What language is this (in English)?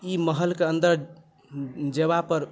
Maithili